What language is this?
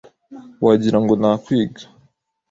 Kinyarwanda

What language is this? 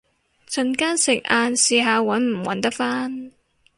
Cantonese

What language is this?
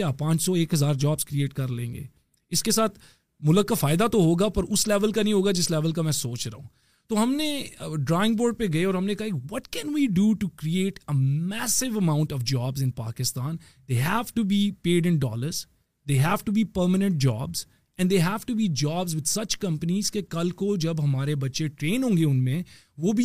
Urdu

